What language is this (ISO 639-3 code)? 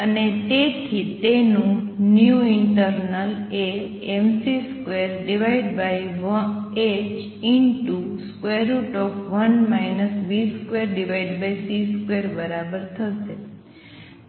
guj